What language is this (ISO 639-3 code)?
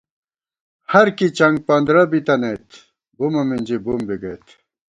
gwt